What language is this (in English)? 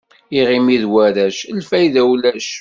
Kabyle